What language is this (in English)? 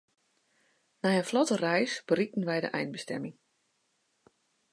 Western Frisian